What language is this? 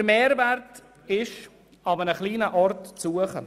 Swiss German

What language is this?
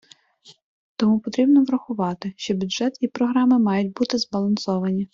Ukrainian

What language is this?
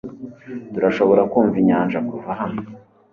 Kinyarwanda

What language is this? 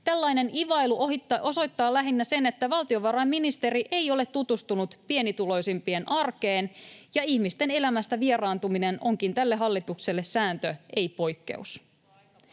Finnish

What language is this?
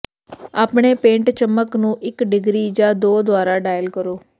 Punjabi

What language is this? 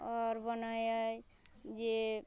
Maithili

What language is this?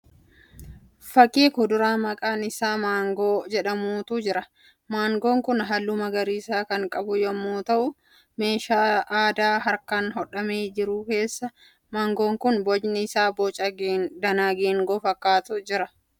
Oromo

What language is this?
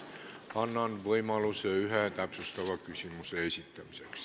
Estonian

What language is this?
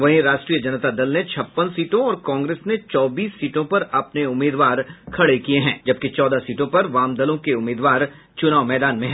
Hindi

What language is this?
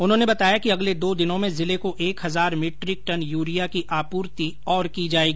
Hindi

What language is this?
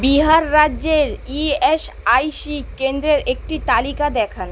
Bangla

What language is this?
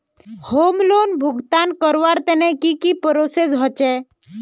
Magahi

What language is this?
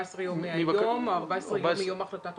Hebrew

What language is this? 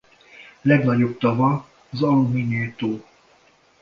Hungarian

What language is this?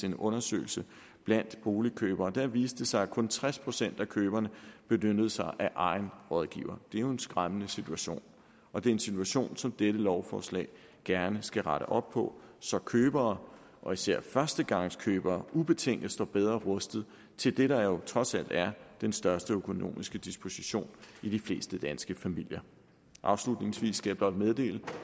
Danish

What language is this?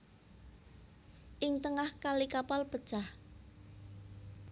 Javanese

